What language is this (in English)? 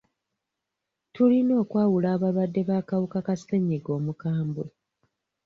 Ganda